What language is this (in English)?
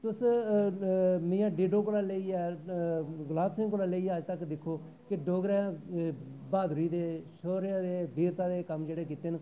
Dogri